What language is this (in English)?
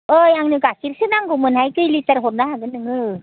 Bodo